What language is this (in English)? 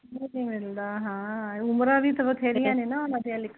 Punjabi